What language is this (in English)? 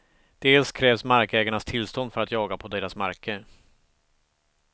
Swedish